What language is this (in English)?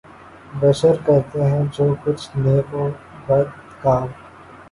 Urdu